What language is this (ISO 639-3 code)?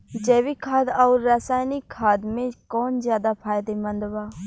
bho